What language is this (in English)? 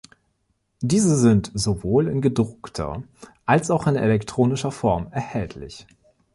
German